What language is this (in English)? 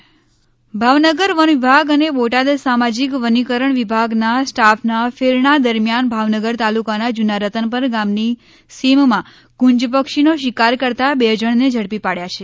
Gujarati